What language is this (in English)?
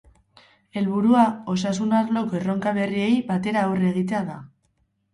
Basque